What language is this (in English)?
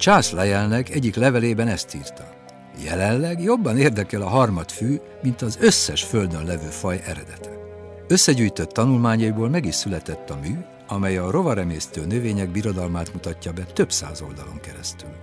Hungarian